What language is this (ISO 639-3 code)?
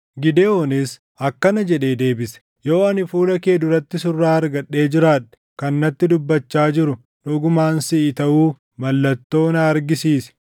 orm